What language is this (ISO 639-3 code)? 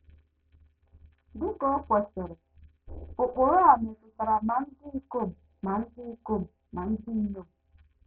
ibo